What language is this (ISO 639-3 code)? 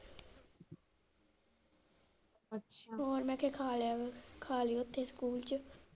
pan